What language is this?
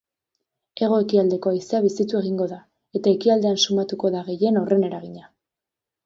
Basque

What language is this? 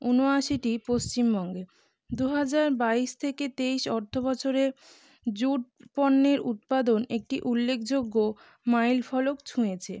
Bangla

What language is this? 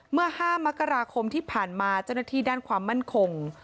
Thai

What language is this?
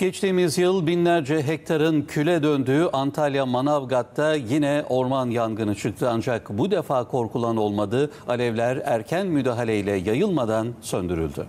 Turkish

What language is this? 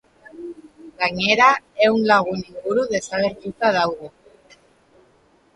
Basque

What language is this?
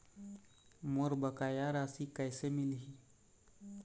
Chhattisgarhi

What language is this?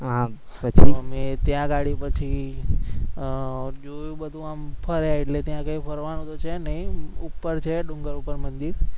Gujarati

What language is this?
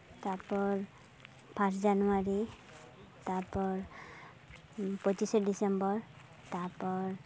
Santali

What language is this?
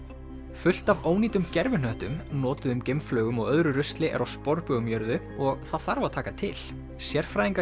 Icelandic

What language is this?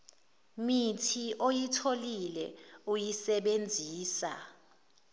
Zulu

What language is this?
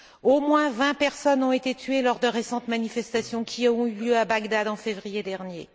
French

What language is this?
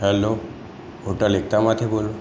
Gujarati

